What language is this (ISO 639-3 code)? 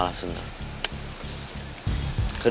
ind